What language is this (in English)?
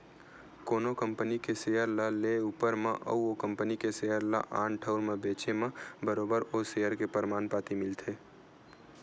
Chhattisgarhi